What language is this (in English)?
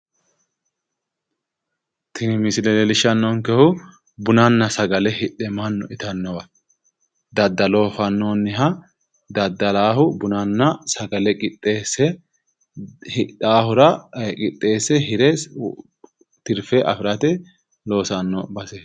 Sidamo